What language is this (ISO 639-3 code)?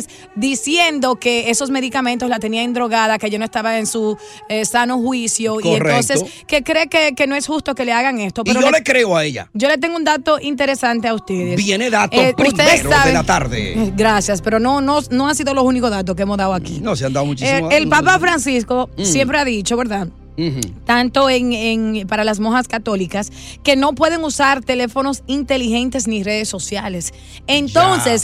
spa